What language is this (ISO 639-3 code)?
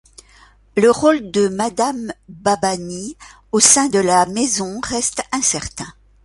fra